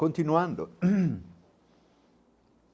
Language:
Portuguese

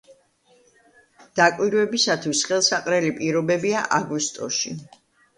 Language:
Georgian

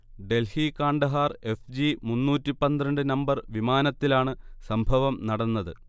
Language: Malayalam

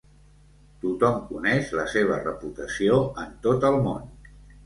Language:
Catalan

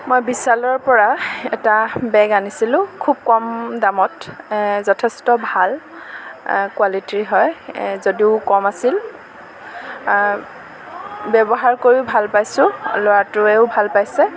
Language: Assamese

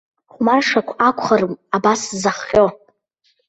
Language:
Abkhazian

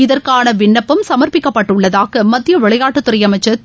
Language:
Tamil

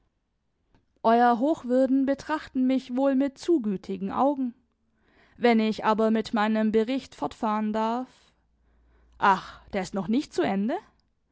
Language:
German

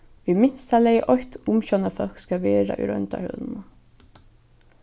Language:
Faroese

